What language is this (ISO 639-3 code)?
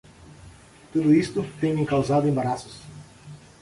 por